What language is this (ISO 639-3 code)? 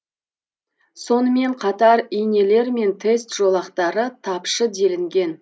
kaz